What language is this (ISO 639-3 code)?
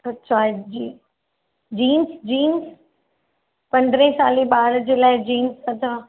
snd